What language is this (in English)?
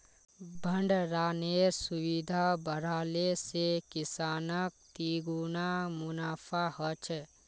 Magahi